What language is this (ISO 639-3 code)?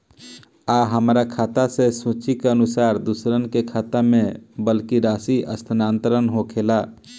bho